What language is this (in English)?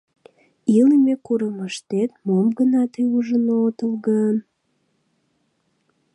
Mari